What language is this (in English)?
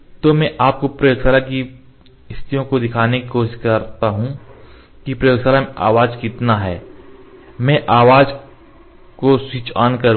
Hindi